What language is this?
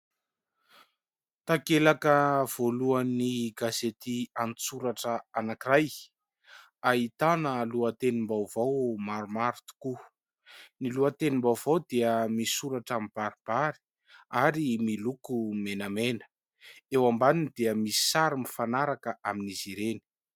Malagasy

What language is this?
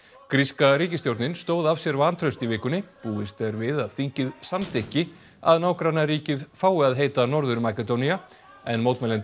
Icelandic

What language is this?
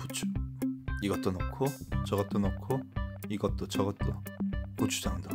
Korean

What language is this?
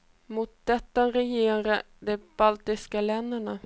Swedish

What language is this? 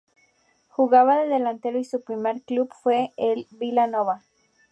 Spanish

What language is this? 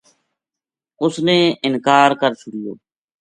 Gujari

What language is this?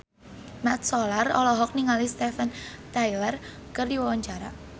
Sundanese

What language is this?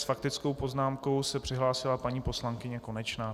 Czech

